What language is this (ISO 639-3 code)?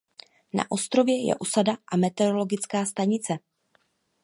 ces